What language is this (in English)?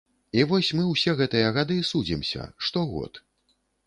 Belarusian